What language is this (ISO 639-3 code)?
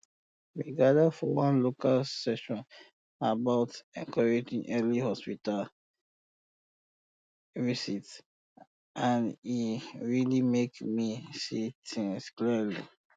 pcm